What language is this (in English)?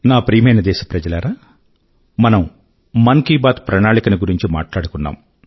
Telugu